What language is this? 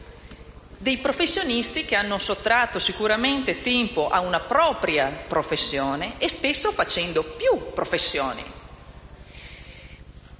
Italian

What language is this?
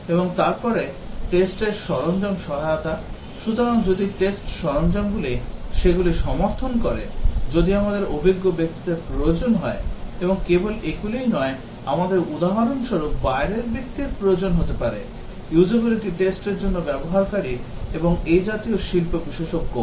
Bangla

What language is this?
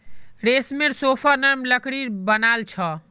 Magahi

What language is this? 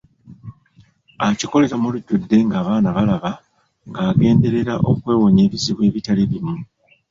Ganda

